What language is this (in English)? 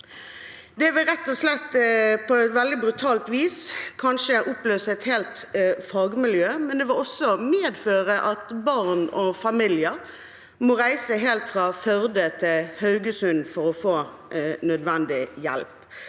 Norwegian